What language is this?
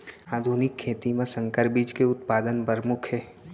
Chhattisgarhi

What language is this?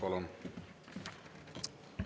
Estonian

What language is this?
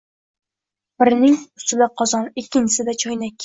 Uzbek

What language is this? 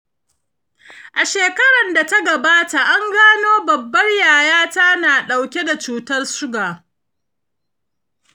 Hausa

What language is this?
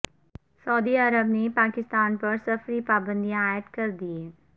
Urdu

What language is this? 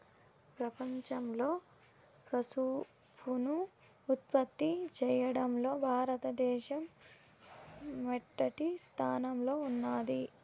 Telugu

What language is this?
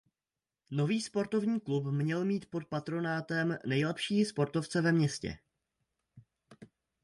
Czech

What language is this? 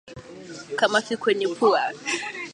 Swahili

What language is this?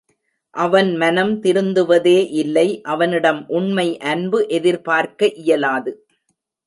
Tamil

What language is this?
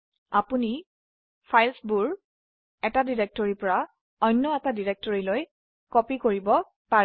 Assamese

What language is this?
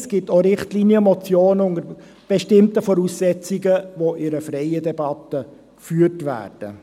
Swiss German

